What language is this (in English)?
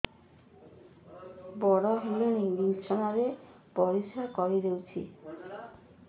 Odia